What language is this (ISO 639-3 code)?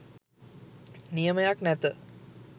sin